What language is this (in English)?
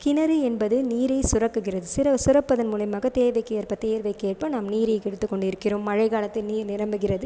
Tamil